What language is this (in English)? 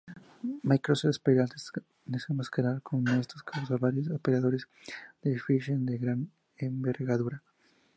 Spanish